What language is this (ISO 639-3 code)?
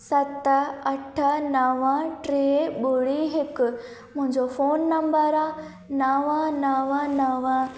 snd